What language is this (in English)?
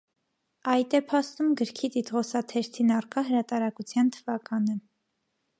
Armenian